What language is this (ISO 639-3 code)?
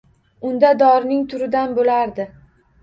uzb